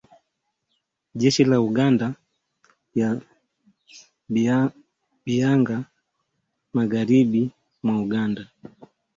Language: Swahili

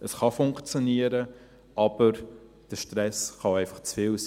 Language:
Swiss German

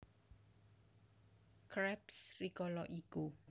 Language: Javanese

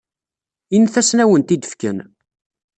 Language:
Kabyle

